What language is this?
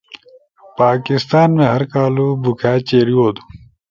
Torwali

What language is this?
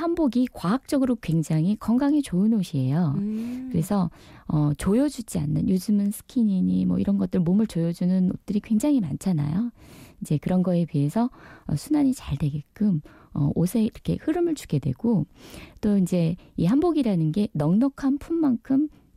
Korean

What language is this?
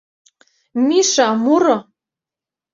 Mari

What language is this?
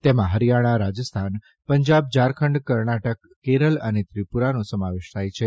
Gujarati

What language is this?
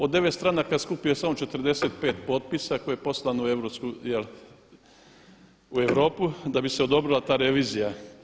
Croatian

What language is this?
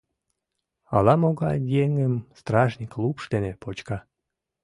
Mari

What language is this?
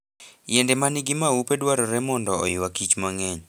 Luo (Kenya and Tanzania)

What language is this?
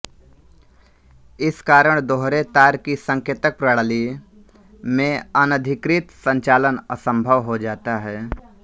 Hindi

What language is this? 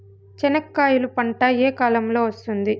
Telugu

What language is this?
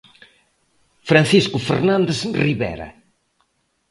Galician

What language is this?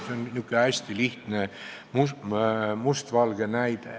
Estonian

